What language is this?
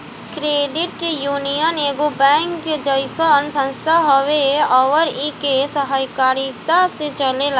Bhojpuri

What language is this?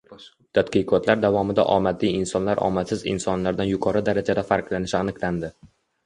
Uzbek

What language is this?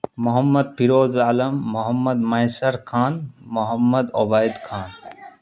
Urdu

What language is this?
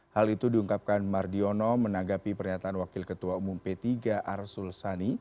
Indonesian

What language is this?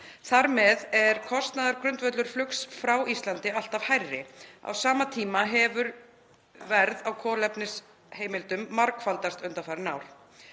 Icelandic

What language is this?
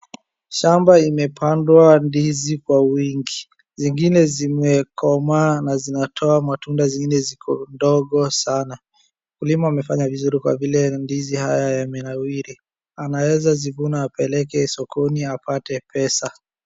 Swahili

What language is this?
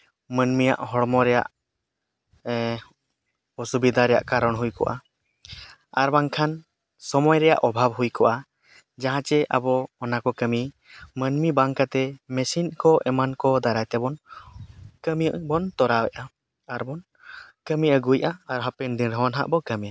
Santali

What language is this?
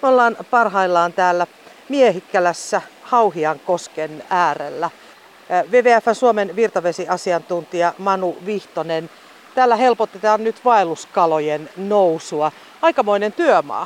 Finnish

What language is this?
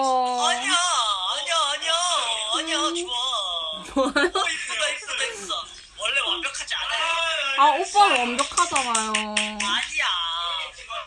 Korean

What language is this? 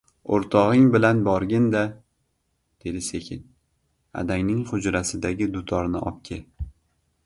Uzbek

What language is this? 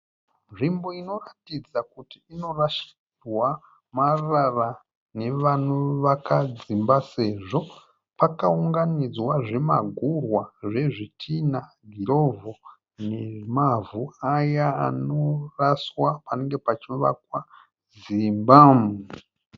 Shona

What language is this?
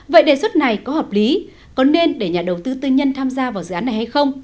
Vietnamese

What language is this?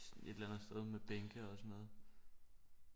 Danish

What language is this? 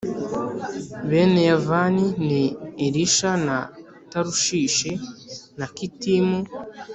Kinyarwanda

